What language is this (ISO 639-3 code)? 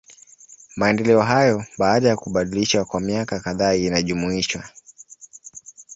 swa